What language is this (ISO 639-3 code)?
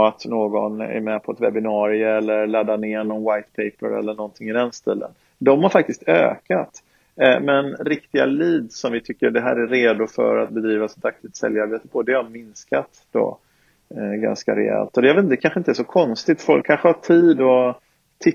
swe